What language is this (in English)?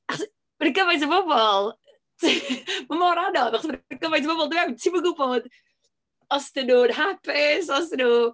Welsh